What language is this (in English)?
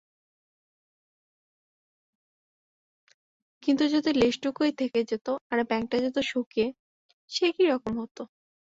Bangla